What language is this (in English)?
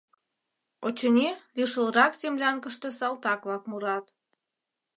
Mari